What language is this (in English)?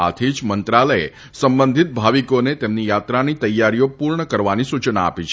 Gujarati